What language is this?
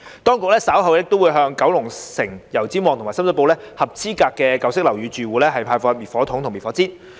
Cantonese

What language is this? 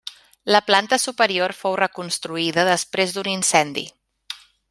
Catalan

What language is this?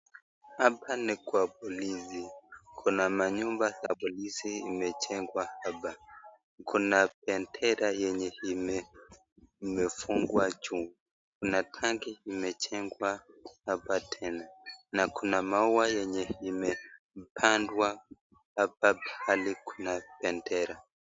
Swahili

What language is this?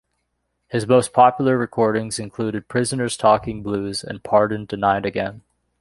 English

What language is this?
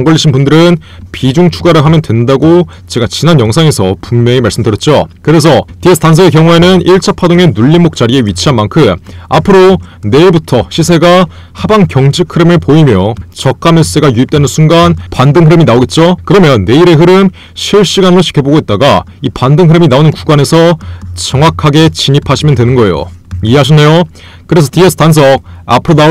Korean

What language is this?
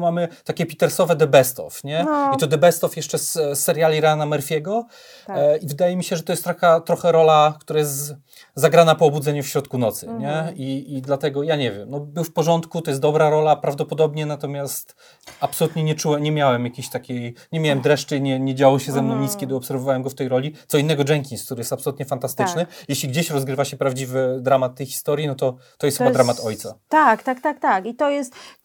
Polish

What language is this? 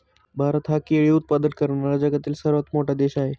Marathi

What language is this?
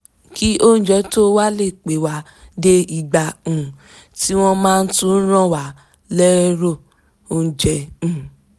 Yoruba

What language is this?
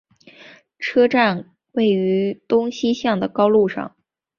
Chinese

